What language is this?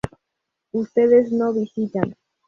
Spanish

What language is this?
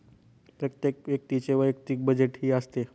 Marathi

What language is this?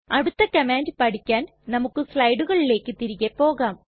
Malayalam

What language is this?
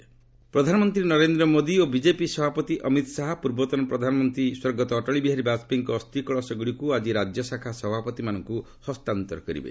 Odia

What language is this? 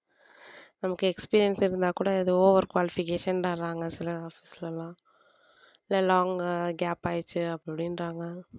Tamil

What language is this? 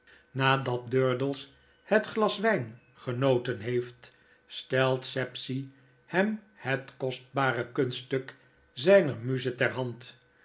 Dutch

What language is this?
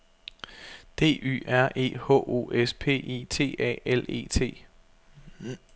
Danish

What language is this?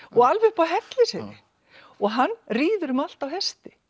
Icelandic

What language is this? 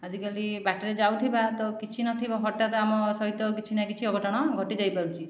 Odia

